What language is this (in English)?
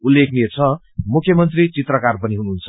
Nepali